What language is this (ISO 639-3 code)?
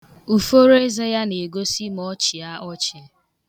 ibo